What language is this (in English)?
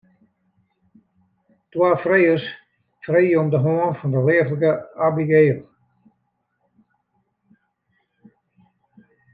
Western Frisian